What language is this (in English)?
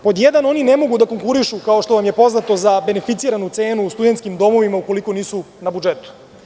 Serbian